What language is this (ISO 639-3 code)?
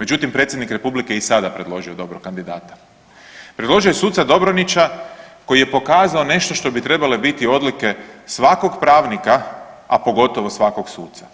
hrv